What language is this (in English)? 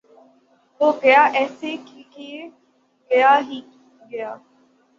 Urdu